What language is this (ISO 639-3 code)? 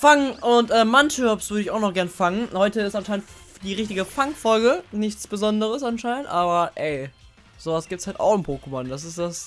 deu